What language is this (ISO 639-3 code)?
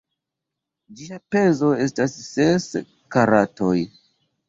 epo